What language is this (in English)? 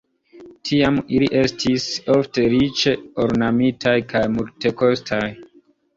Esperanto